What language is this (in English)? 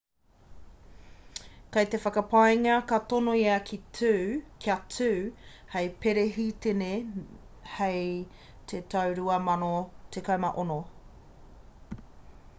Māori